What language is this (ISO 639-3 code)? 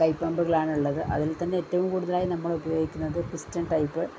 mal